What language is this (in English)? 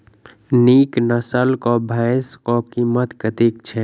Maithili